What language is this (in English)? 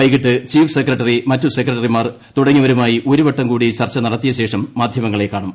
Malayalam